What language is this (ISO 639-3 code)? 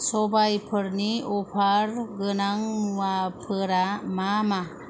brx